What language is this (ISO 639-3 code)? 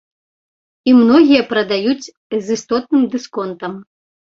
bel